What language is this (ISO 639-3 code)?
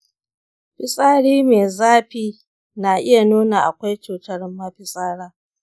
hau